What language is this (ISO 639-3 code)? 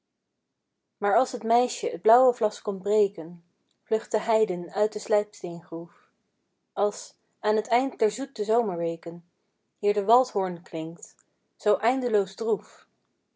nld